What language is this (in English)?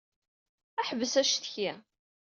Kabyle